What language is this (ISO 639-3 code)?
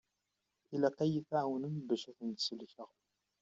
kab